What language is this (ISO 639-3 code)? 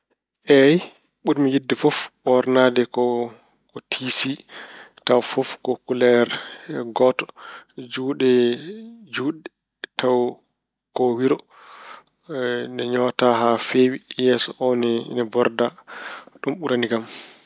ful